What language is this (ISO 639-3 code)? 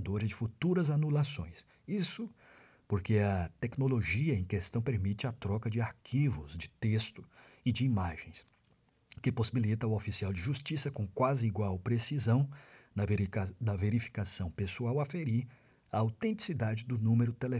por